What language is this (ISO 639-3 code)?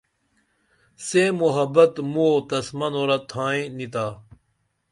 dml